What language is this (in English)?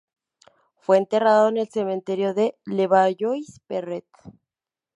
Spanish